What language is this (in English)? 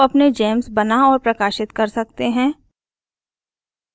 Hindi